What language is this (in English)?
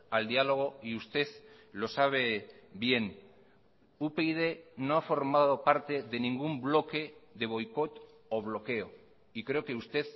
Spanish